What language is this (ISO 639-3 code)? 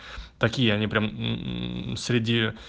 rus